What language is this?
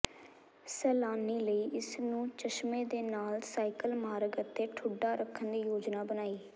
Punjabi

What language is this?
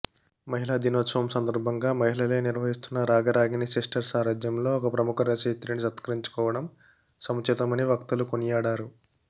Telugu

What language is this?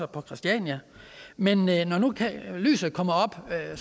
Danish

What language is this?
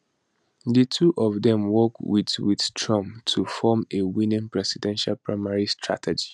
Nigerian Pidgin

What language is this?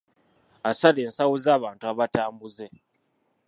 Ganda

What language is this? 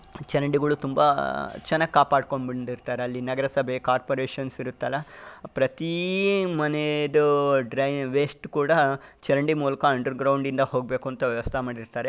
Kannada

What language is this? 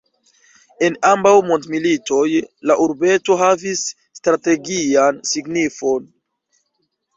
Esperanto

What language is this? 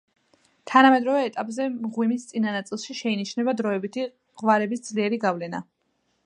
Georgian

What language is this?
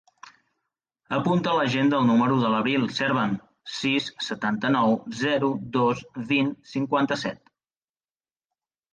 Catalan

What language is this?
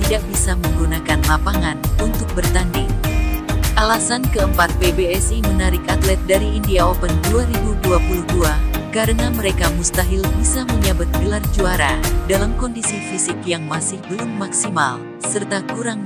Indonesian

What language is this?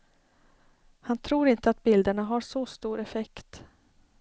Swedish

